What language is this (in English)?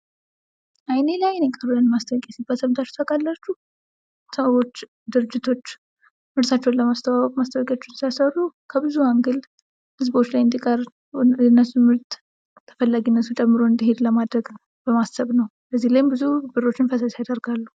Amharic